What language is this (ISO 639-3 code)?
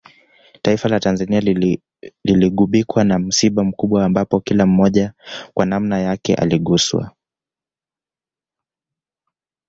swa